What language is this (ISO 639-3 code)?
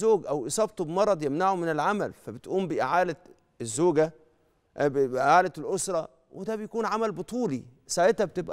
ara